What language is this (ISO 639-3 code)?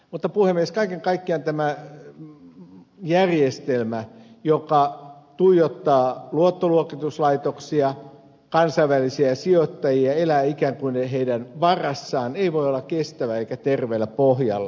fin